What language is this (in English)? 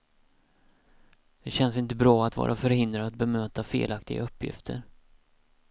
Swedish